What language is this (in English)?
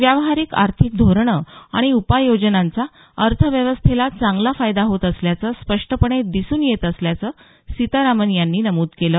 Marathi